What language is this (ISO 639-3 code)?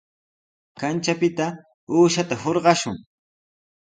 qws